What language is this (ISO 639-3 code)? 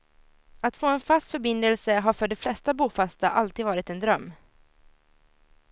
swe